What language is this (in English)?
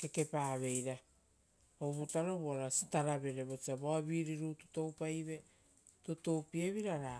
Rotokas